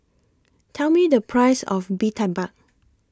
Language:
English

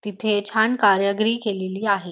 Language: Marathi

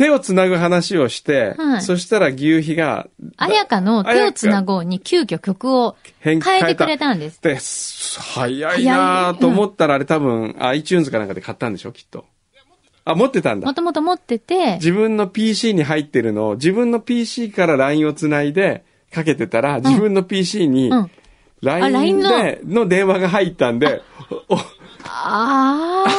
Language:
Japanese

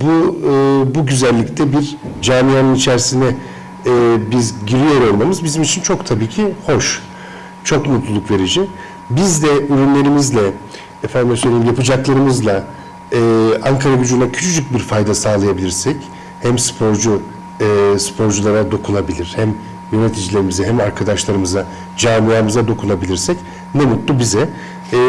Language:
Turkish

